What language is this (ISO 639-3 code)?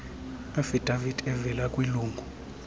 xho